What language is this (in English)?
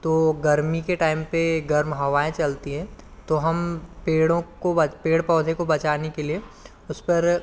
Hindi